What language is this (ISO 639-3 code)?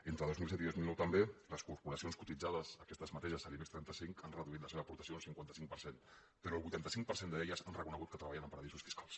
cat